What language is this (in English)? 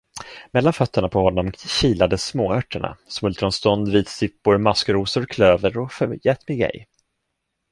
Swedish